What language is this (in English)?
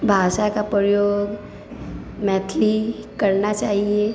Maithili